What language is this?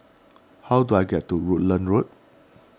English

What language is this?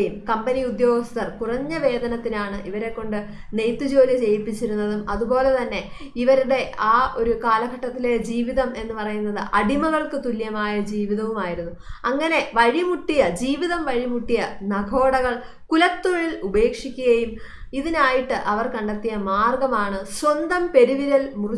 Turkish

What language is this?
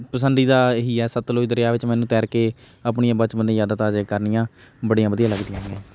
Punjabi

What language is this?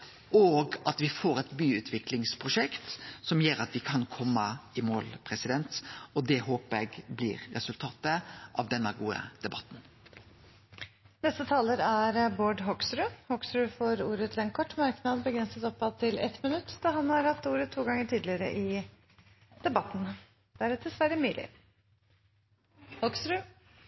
Norwegian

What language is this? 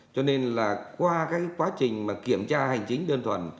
Vietnamese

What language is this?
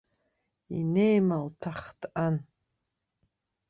Abkhazian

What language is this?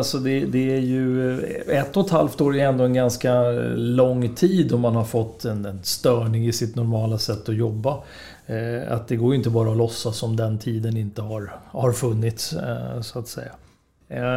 Swedish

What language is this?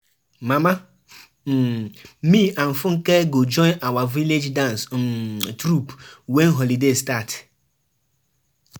Nigerian Pidgin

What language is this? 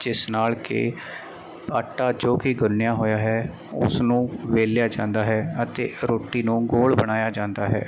Punjabi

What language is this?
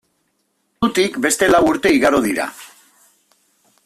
Basque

